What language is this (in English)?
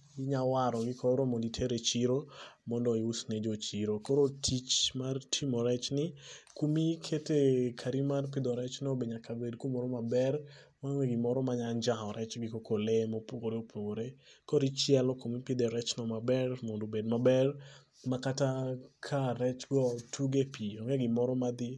Luo (Kenya and Tanzania)